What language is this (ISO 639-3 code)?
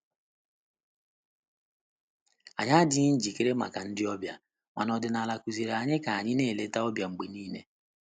ibo